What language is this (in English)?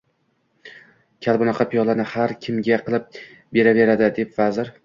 Uzbek